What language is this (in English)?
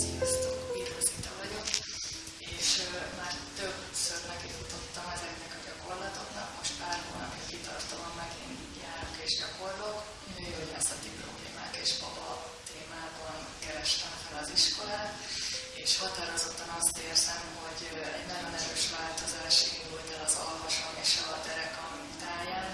Hungarian